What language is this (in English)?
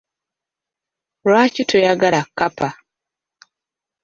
Ganda